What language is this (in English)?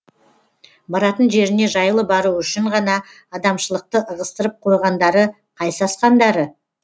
Kazakh